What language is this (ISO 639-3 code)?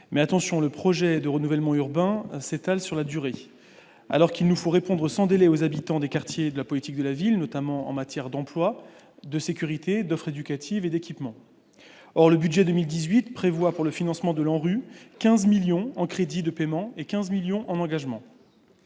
fra